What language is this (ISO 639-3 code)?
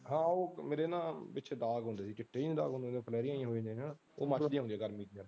pan